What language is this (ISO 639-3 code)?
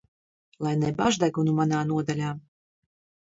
lav